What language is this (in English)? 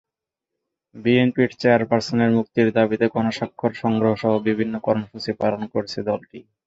Bangla